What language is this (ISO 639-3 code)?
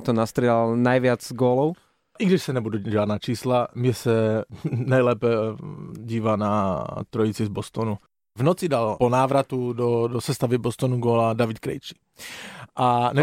slk